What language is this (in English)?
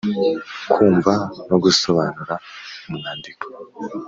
Kinyarwanda